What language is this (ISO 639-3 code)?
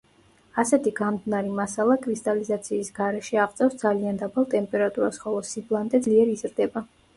kat